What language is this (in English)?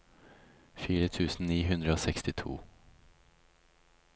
Norwegian